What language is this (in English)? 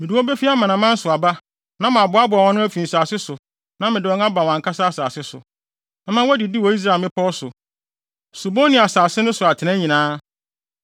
Akan